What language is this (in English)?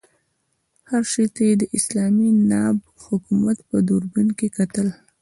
Pashto